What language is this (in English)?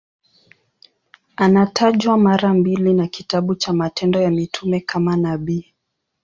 Swahili